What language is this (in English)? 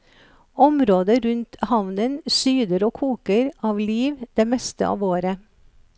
Norwegian